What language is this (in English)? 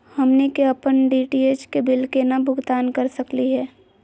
Magahi